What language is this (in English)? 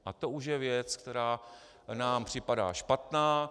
Czech